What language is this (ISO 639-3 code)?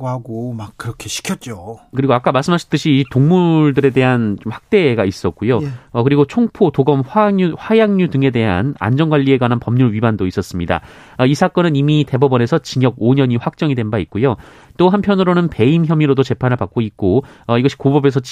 kor